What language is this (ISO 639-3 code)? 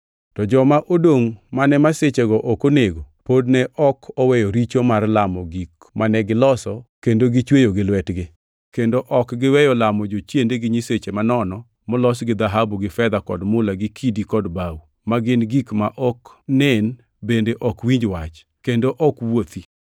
luo